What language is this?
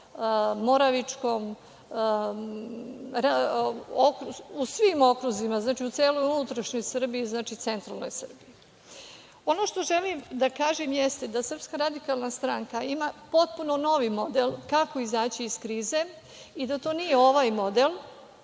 Serbian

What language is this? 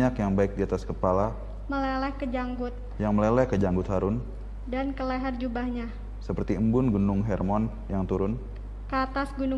Indonesian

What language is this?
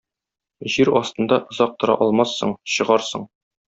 Tatar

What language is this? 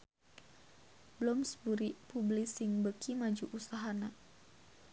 Sundanese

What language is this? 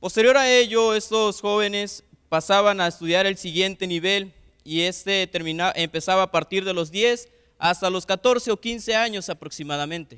Spanish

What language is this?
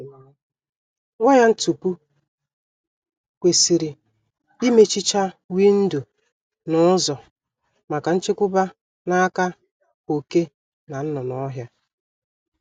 Igbo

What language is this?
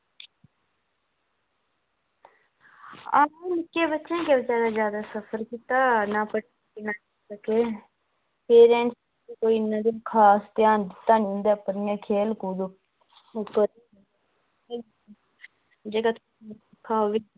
Dogri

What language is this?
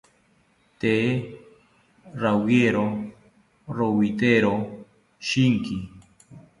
South Ucayali Ashéninka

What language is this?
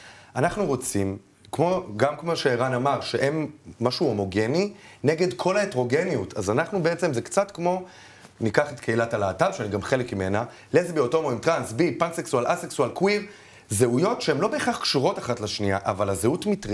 Hebrew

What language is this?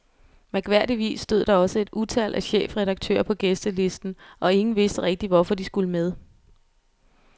Danish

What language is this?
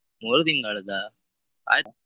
Kannada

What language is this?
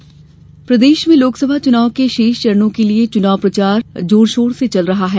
Hindi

